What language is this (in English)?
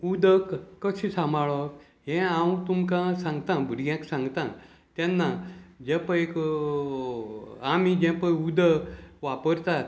Konkani